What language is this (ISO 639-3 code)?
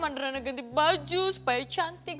ind